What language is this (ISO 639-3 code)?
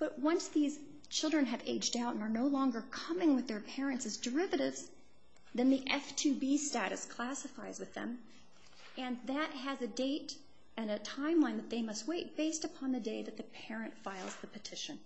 eng